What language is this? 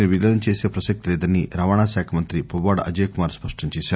Telugu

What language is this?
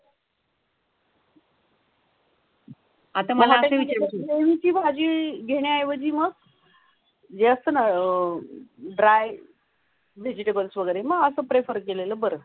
Marathi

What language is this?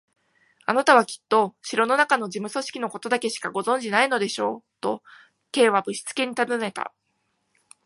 Japanese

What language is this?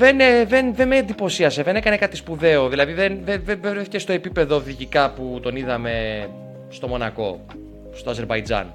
Greek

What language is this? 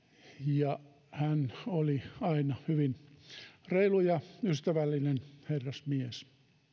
Finnish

